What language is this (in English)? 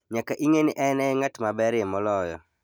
Luo (Kenya and Tanzania)